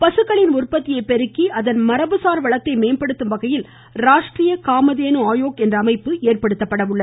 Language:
Tamil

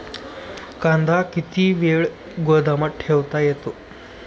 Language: Marathi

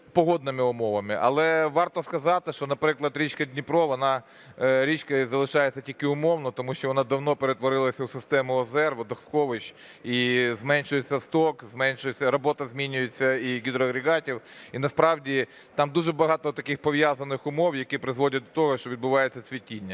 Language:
Ukrainian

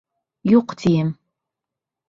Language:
Bashkir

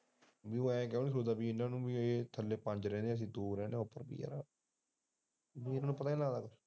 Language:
Punjabi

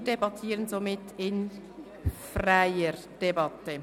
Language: Swiss German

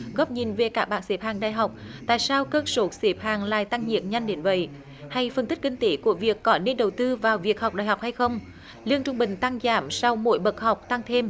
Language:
Vietnamese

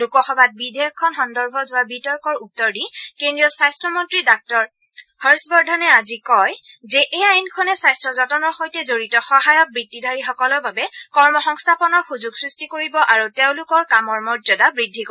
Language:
Assamese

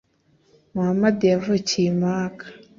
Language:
Kinyarwanda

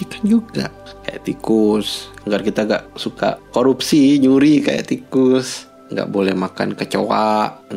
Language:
Indonesian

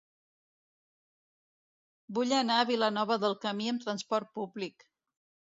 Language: Catalan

